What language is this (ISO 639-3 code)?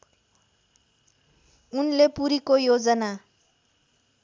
nep